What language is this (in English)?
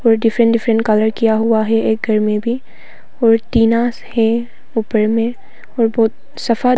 Hindi